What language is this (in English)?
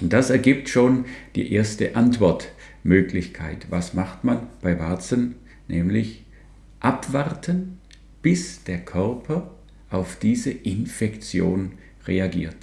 German